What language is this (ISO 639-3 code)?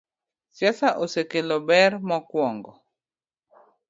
luo